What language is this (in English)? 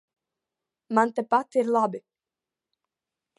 Latvian